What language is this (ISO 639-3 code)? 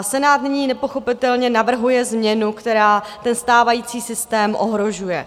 ces